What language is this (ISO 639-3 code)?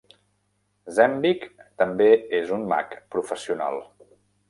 cat